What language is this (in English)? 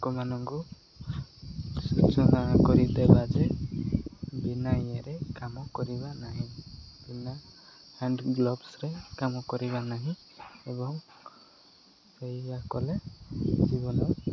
Odia